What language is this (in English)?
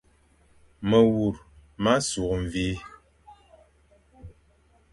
Fang